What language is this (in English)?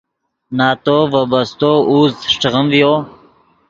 Yidgha